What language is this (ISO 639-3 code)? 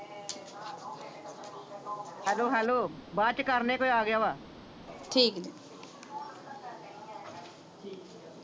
pan